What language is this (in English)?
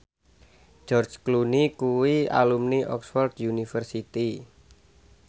Javanese